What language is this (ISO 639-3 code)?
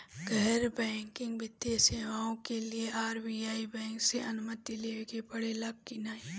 bho